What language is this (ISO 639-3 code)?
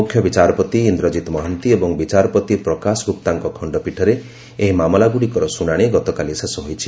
ori